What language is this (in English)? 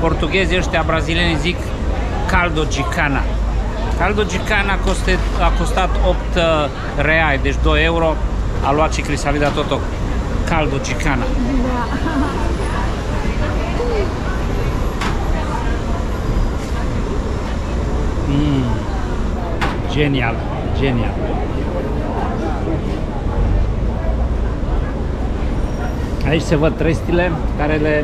Romanian